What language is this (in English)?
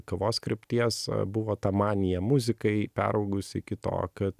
Lithuanian